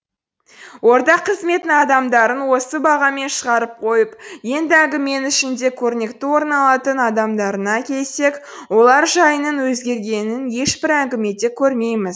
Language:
Kazakh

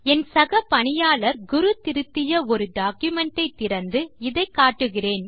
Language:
Tamil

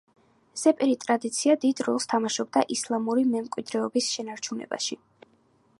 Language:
Georgian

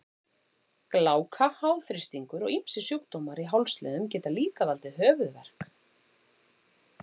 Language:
Icelandic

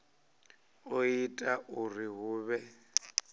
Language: Venda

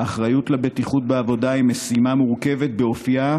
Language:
Hebrew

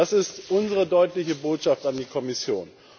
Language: German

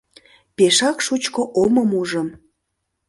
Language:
Mari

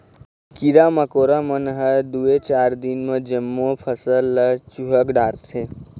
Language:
Chhattisgarhi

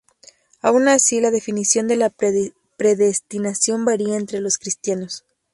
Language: Spanish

